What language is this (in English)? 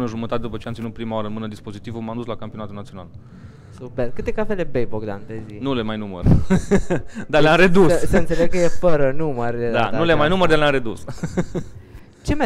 Romanian